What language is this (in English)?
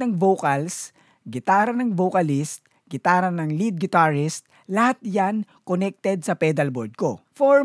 Filipino